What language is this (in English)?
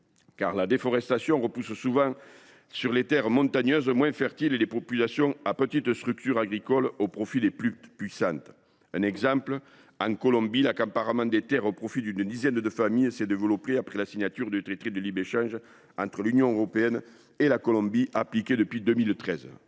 French